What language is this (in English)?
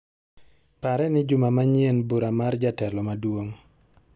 Luo (Kenya and Tanzania)